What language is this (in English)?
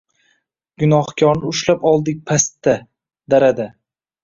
Uzbek